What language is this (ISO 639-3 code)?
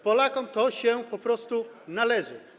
pol